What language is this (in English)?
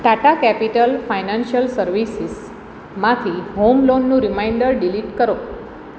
Gujarati